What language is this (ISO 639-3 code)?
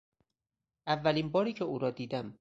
fas